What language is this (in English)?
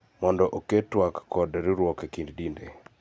Luo (Kenya and Tanzania)